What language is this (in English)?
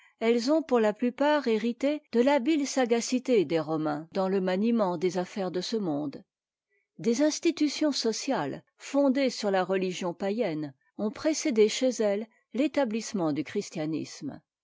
French